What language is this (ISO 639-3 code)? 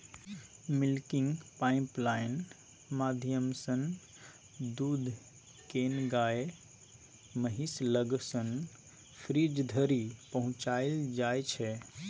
mai